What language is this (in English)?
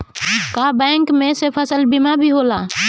Bhojpuri